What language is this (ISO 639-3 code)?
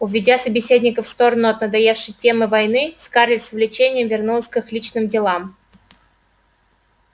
rus